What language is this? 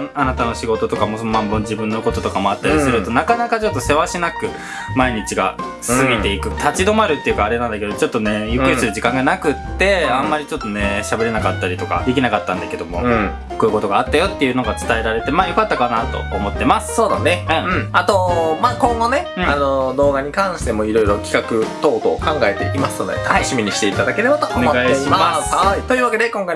Japanese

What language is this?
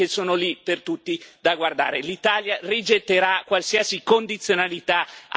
Italian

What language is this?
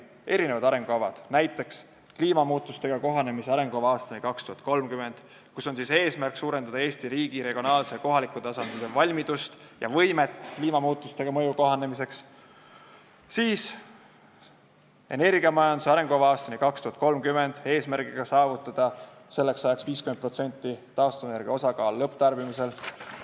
Estonian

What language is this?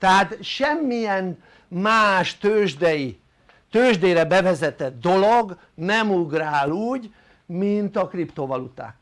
Hungarian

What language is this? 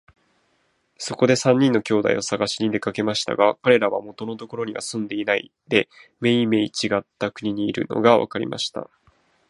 Japanese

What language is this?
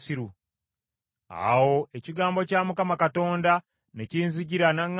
Ganda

